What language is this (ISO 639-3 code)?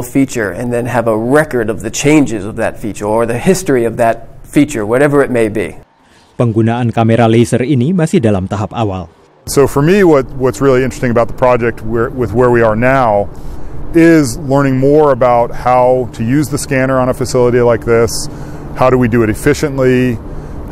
ind